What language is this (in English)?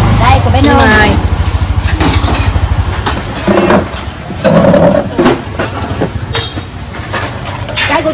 Vietnamese